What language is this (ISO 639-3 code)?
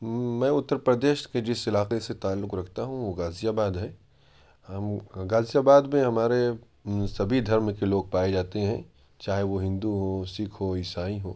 urd